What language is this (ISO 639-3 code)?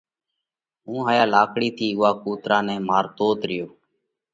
kvx